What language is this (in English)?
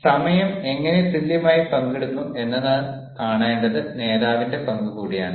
Malayalam